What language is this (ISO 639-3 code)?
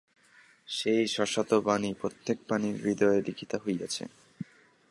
ben